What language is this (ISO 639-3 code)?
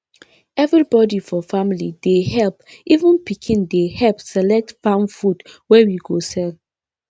pcm